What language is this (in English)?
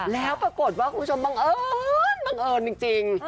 Thai